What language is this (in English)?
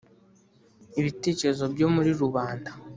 Kinyarwanda